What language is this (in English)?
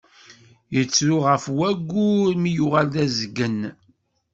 Kabyle